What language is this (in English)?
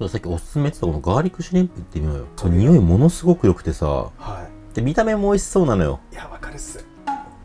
Japanese